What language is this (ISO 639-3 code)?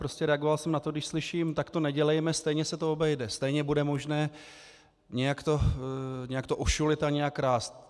ces